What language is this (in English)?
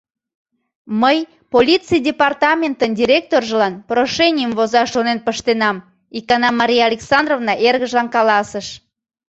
Mari